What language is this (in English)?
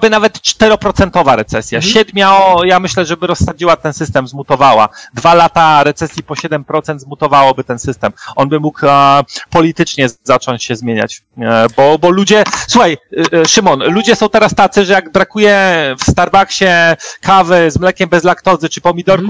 Polish